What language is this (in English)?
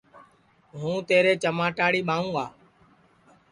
Sansi